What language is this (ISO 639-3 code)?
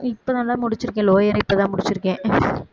tam